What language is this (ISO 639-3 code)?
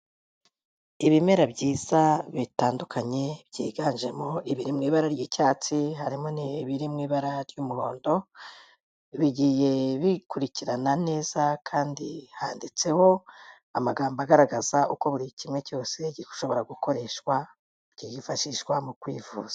kin